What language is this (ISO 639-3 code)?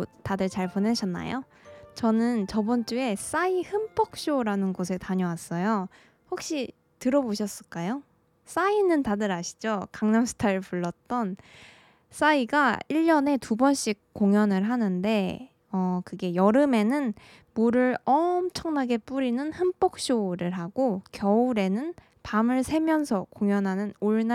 kor